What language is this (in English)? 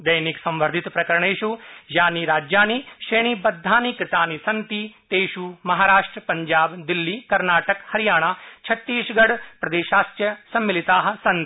Sanskrit